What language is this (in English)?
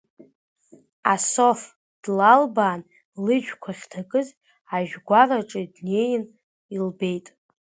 Abkhazian